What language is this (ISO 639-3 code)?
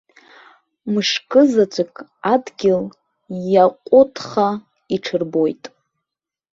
abk